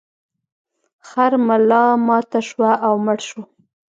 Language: Pashto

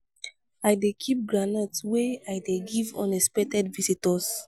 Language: Nigerian Pidgin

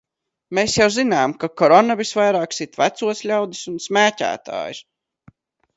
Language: Latvian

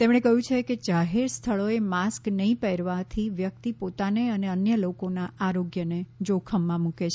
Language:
Gujarati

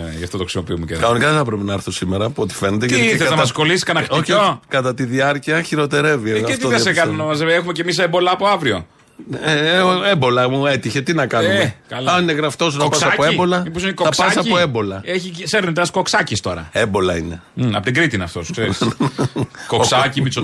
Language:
Greek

